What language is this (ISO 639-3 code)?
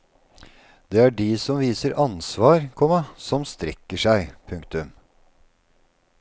nor